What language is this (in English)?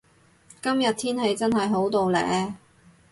Cantonese